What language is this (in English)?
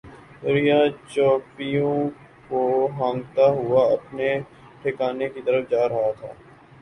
Urdu